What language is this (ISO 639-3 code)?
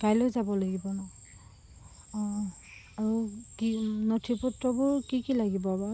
asm